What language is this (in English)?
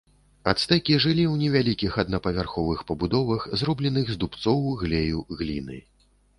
Belarusian